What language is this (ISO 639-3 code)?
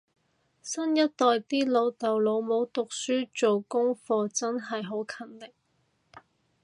yue